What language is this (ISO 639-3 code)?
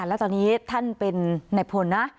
tha